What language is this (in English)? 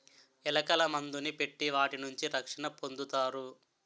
Telugu